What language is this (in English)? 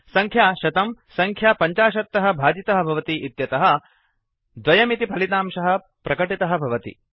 Sanskrit